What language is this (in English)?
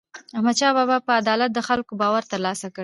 Pashto